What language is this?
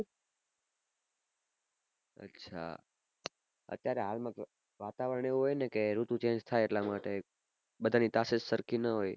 Gujarati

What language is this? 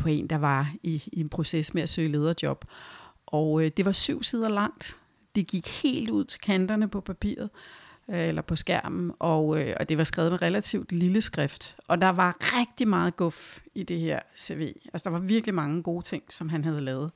Danish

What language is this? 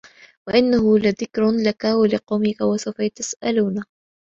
Arabic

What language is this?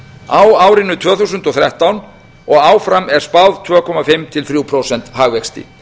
Icelandic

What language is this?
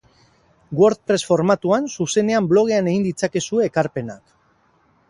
Basque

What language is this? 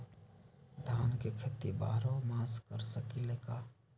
Magahi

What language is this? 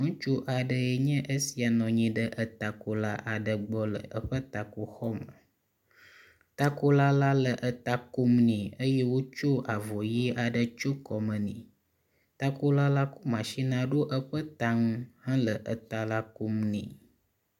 Ewe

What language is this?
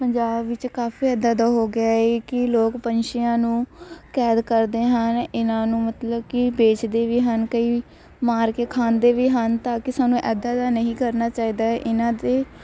Punjabi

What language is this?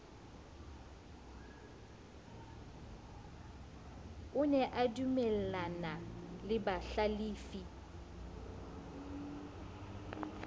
Southern Sotho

